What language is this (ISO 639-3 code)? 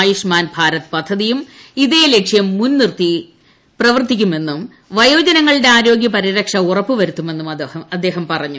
mal